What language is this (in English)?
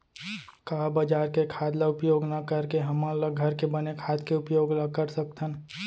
Chhattisgarhi